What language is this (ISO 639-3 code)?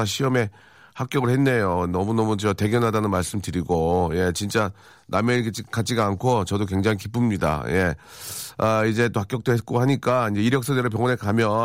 kor